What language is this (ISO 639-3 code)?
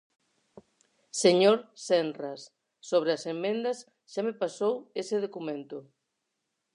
glg